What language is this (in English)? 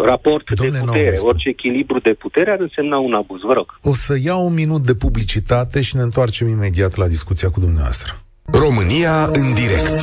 Romanian